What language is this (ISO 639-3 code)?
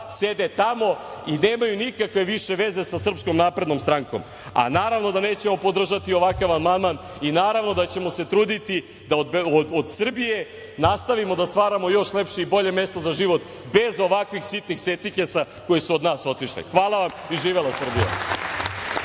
srp